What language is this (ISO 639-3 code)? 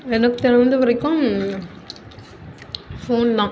tam